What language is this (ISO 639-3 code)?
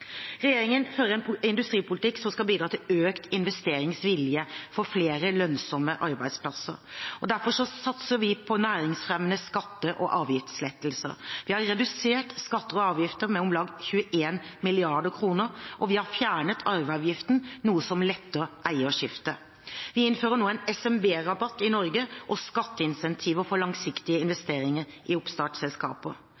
nob